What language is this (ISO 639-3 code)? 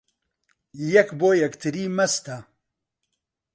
ckb